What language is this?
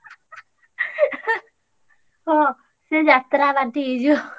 Odia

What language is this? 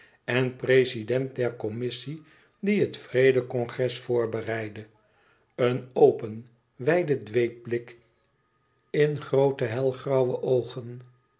Dutch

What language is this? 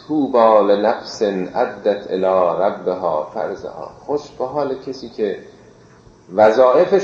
Persian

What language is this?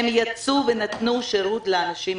Hebrew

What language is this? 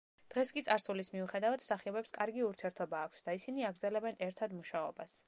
Georgian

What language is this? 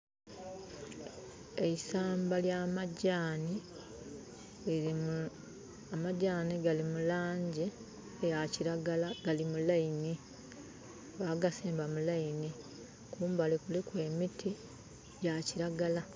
Soga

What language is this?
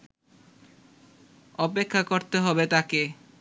Bangla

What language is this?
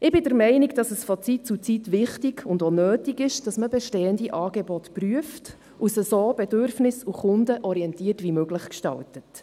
Swiss German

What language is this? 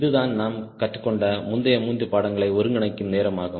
Tamil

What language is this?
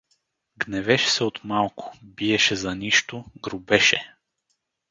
Bulgarian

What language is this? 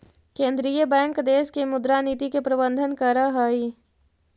Magahi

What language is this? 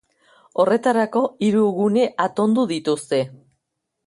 Basque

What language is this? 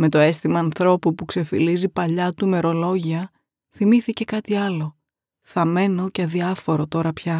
Greek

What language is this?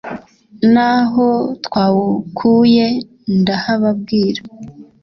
Kinyarwanda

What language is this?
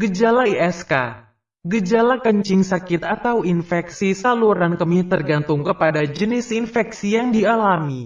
Indonesian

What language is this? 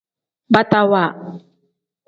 Tem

